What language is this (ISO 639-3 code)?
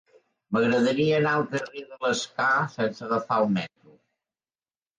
cat